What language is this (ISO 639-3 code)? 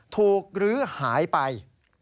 tha